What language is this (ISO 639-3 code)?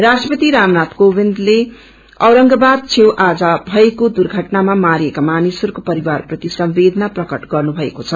nep